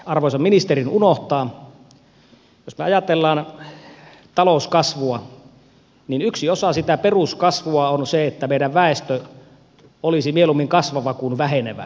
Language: Finnish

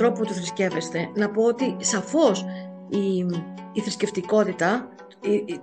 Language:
Greek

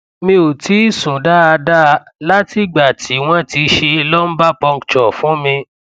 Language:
Yoruba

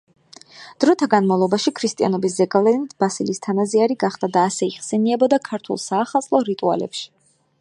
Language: Georgian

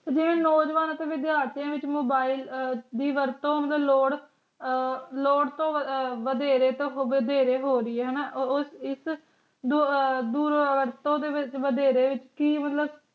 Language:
Punjabi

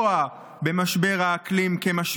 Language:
Hebrew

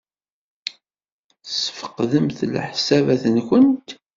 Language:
Kabyle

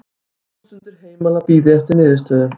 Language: Icelandic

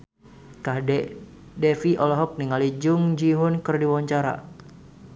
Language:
Sundanese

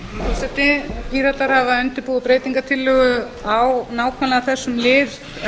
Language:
Icelandic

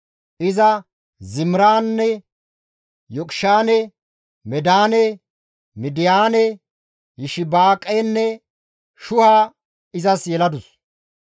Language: Gamo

